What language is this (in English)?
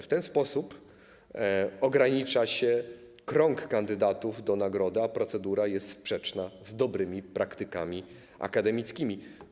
Polish